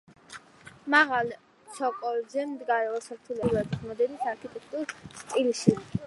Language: Georgian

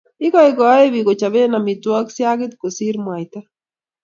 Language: Kalenjin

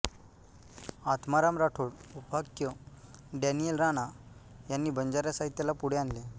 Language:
Marathi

